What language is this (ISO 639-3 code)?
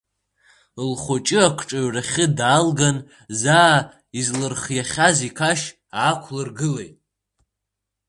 abk